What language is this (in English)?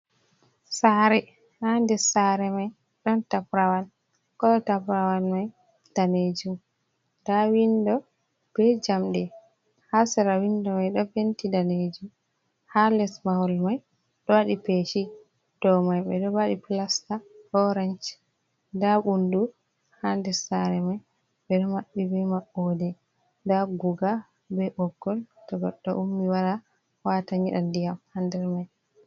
Fula